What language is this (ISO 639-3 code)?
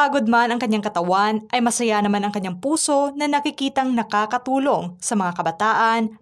fil